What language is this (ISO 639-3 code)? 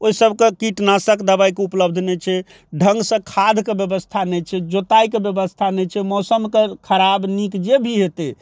mai